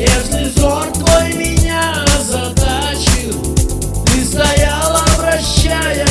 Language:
Russian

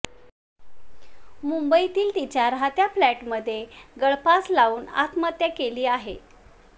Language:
Marathi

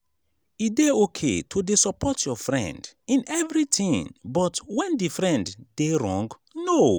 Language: Nigerian Pidgin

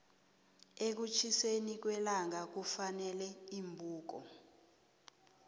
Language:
South Ndebele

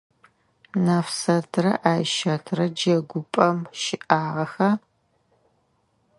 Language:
Adyghe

